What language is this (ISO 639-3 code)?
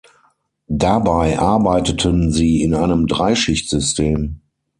deu